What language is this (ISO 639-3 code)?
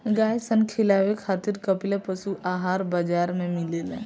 bho